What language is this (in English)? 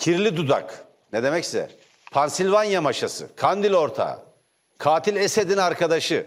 Turkish